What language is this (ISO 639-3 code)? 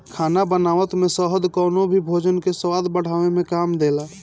bho